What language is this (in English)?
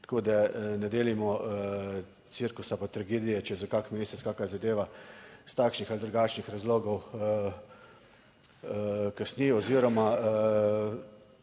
Slovenian